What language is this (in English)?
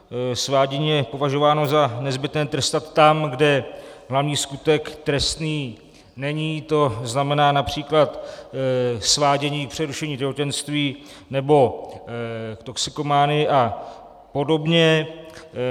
Czech